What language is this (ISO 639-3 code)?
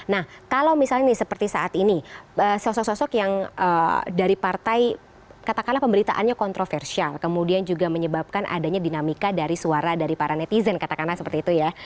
ind